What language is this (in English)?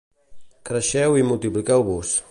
Catalan